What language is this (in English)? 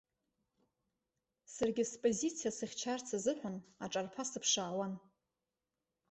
Abkhazian